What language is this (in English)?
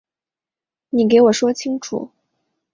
Chinese